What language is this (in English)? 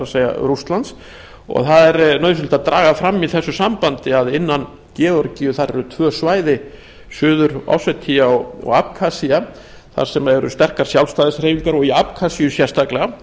Icelandic